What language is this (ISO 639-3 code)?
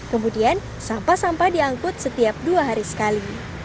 ind